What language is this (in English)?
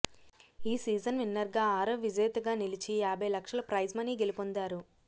Telugu